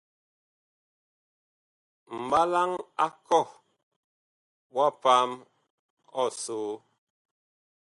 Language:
Bakoko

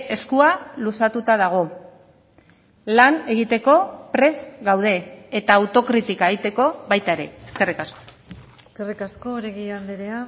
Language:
Basque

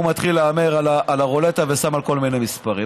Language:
Hebrew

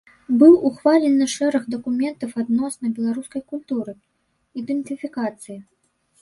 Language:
Belarusian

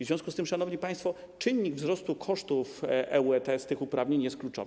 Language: Polish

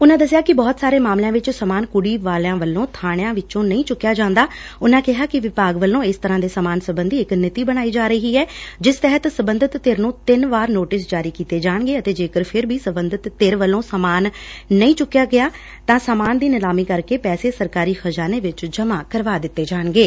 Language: Punjabi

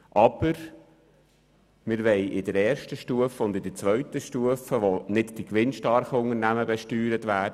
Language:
Swiss German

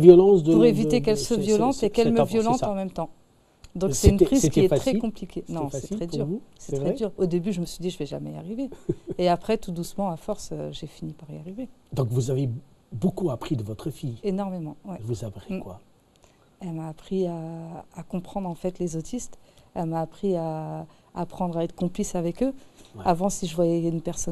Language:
French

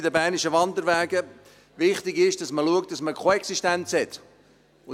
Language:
Swiss German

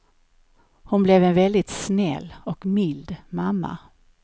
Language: Swedish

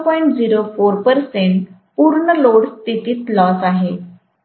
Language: Marathi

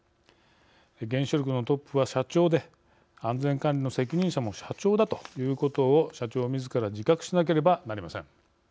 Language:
Japanese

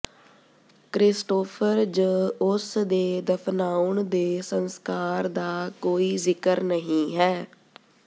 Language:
Punjabi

